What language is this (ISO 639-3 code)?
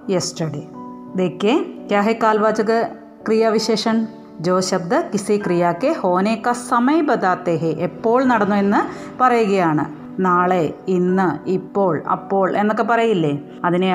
mal